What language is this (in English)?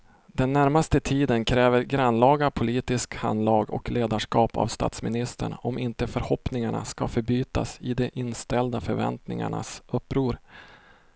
Swedish